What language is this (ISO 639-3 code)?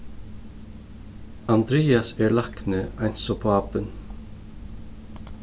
fao